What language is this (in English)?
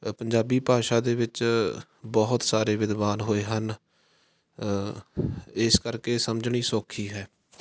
Punjabi